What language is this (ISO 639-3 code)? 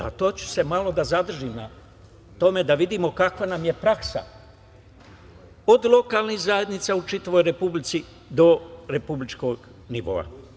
srp